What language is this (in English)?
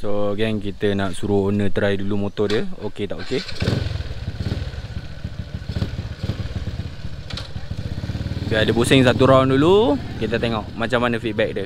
Malay